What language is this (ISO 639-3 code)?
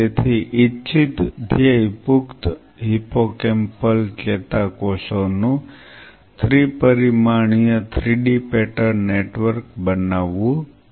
guj